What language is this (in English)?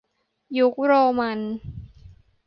Thai